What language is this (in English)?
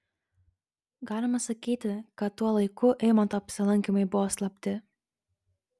Lithuanian